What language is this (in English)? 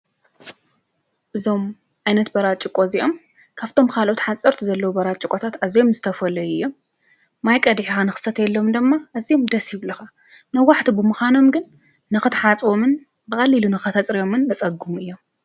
Tigrinya